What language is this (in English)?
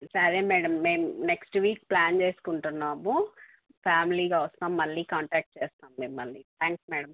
Telugu